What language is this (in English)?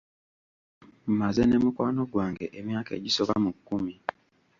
Ganda